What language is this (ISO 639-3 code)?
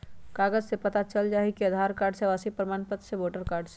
mag